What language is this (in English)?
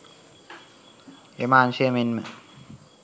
Sinhala